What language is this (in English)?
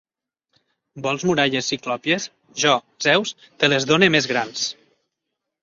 Catalan